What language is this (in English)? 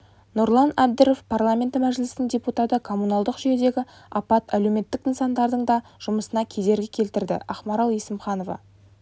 Kazakh